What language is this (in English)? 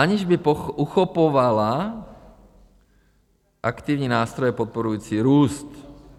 Czech